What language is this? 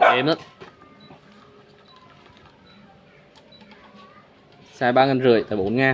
Vietnamese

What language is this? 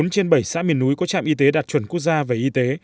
Vietnamese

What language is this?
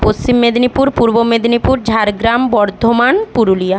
Bangla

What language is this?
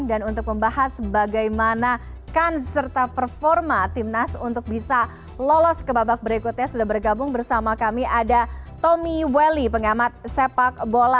Indonesian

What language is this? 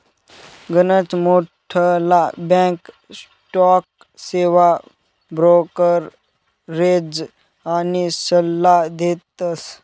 Marathi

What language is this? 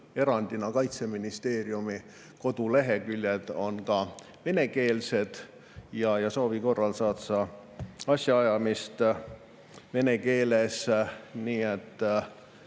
Estonian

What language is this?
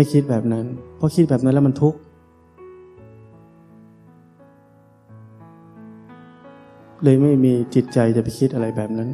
Thai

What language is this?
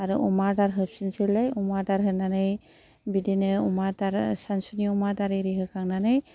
Bodo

